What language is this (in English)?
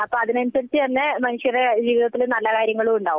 Malayalam